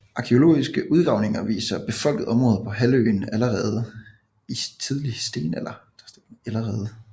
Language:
Danish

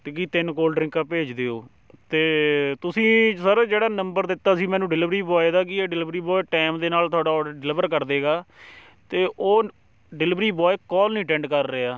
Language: Punjabi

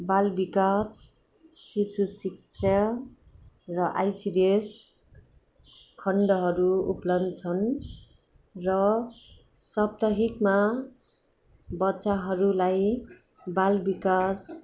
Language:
Nepali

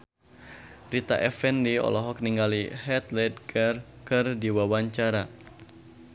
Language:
Sundanese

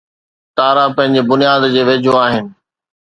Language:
Sindhi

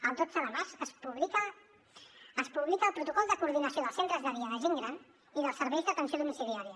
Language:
Catalan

